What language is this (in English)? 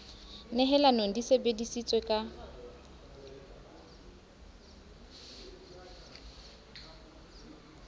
Southern Sotho